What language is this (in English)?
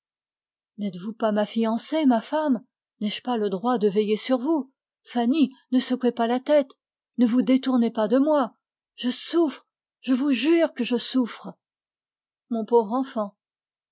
French